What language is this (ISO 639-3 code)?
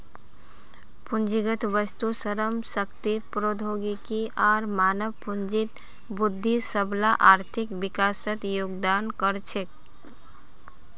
mag